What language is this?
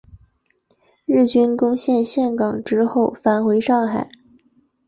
Chinese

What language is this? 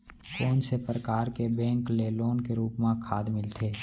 Chhattisgarhi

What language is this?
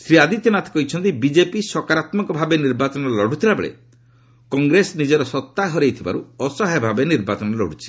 Odia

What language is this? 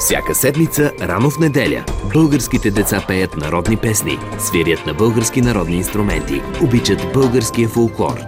Bulgarian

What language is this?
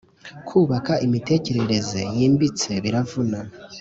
Kinyarwanda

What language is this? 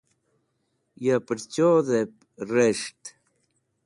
Wakhi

